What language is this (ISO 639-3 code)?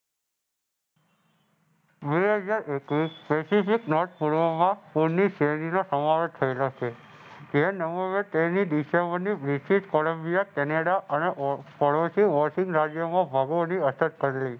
guj